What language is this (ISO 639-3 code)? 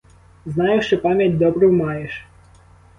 ukr